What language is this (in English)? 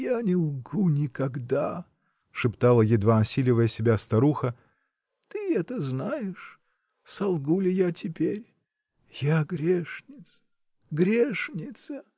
Russian